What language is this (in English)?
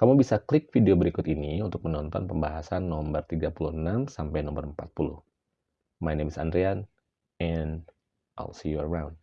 Indonesian